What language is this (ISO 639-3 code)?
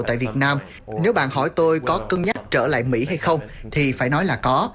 vie